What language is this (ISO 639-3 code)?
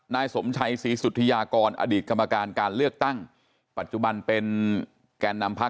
tha